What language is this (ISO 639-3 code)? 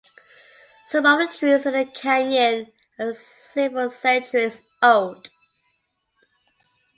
eng